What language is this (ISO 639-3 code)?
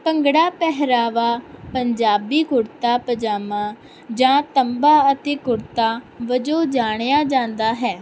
pan